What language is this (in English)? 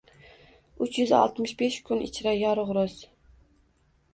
Uzbek